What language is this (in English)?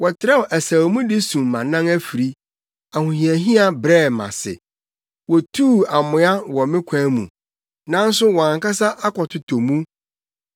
Akan